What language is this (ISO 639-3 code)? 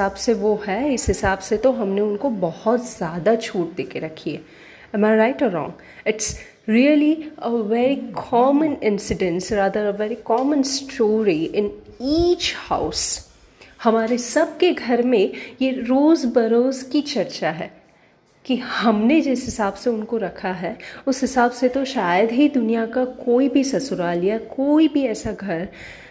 hin